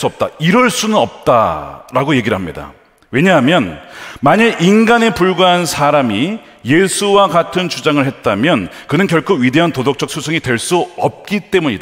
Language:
Korean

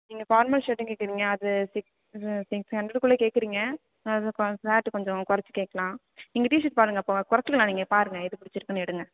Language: Tamil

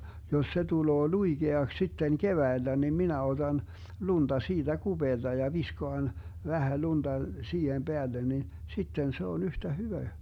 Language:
Finnish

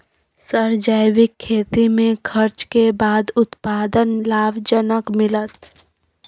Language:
Maithili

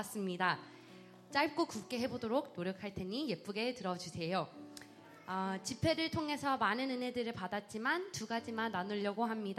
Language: Korean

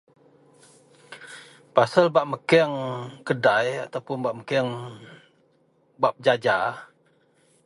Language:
Central Melanau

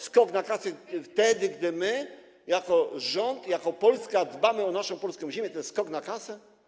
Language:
Polish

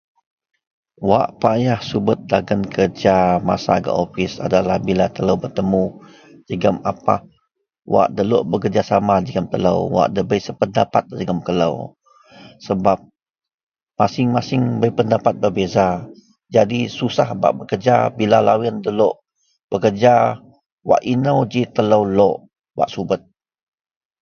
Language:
Central Melanau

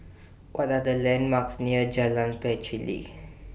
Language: English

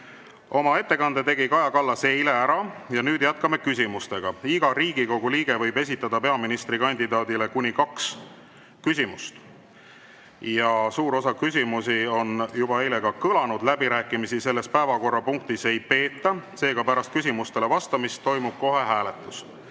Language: Estonian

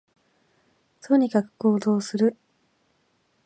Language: Japanese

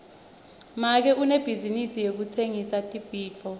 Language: Swati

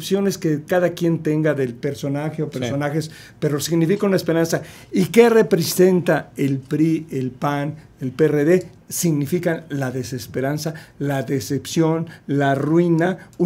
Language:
Spanish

